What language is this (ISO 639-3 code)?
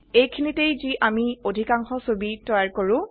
asm